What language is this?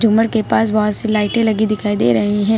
Hindi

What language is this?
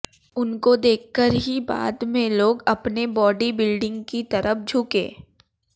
Hindi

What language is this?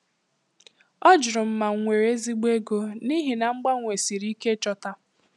Igbo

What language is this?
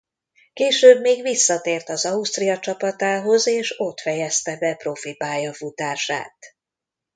Hungarian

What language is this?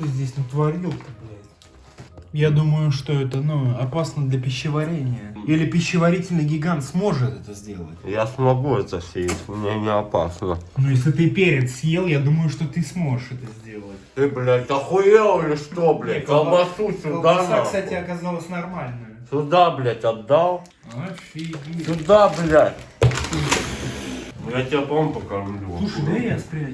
Russian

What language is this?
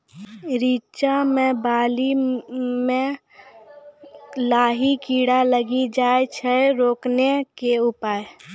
Maithili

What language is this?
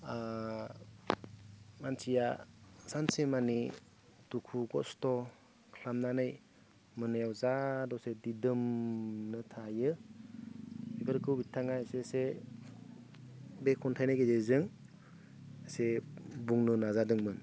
Bodo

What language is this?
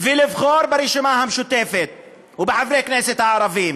Hebrew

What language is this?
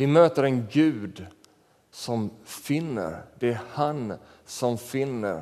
Swedish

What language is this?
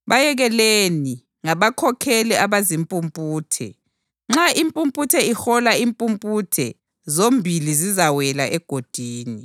North Ndebele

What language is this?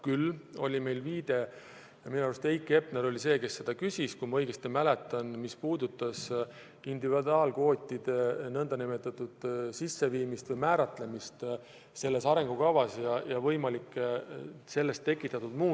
Estonian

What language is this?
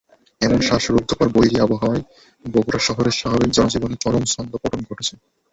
Bangla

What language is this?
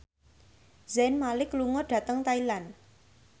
Javanese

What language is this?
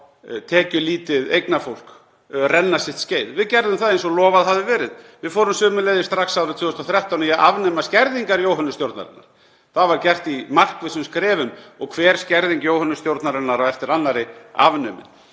Icelandic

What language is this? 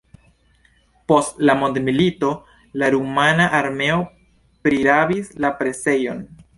Esperanto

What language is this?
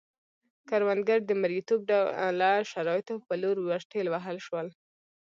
Pashto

